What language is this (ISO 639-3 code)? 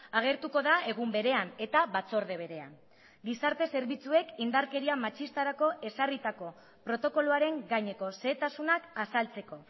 eus